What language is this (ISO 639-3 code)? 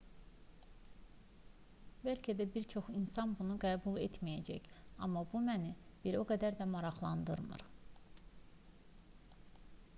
aze